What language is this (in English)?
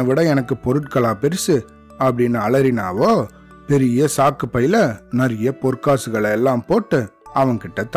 Tamil